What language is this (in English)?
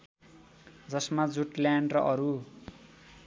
Nepali